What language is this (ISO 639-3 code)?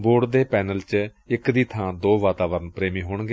pan